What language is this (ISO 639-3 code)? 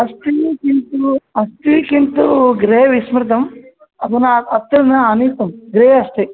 san